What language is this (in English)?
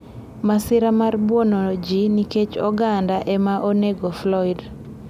Luo (Kenya and Tanzania)